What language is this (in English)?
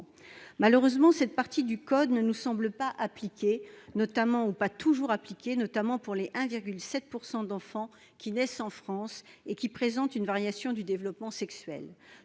French